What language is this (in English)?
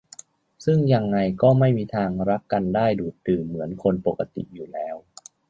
Thai